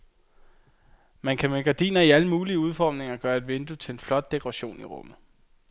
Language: Danish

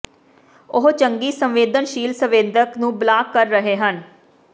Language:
Punjabi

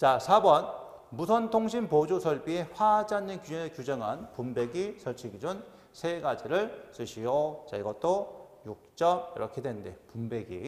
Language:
Korean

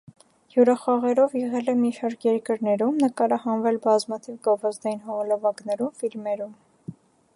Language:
Armenian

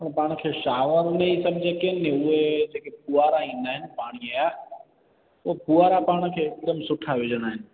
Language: Sindhi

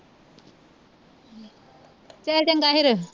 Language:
Punjabi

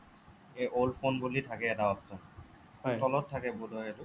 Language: Assamese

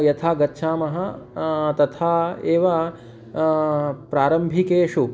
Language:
Sanskrit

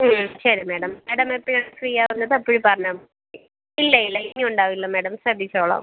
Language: Malayalam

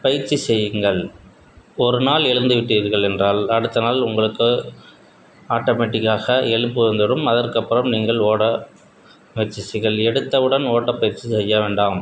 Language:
Tamil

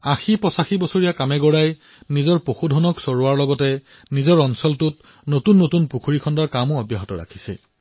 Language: Assamese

